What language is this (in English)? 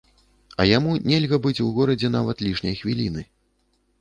Belarusian